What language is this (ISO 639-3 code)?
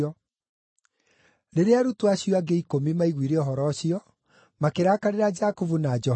kik